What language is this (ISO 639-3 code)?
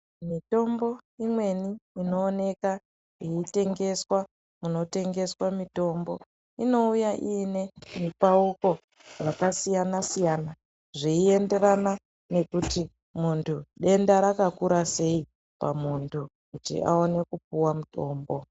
ndc